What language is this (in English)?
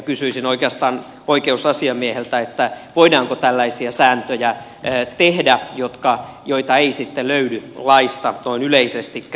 Finnish